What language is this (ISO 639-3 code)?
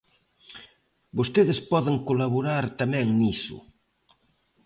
glg